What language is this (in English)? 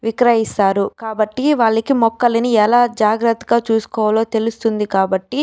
Telugu